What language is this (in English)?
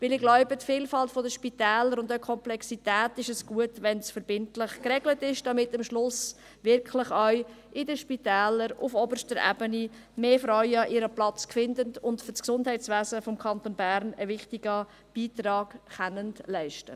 Swiss German